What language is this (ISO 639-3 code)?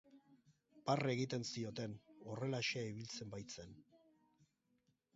eus